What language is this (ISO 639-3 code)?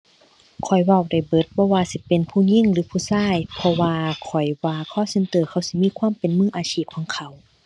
tha